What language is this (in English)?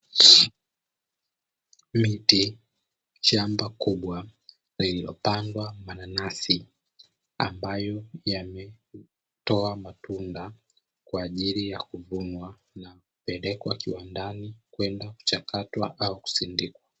Swahili